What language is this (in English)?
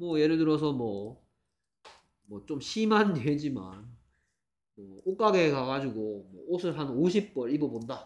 Korean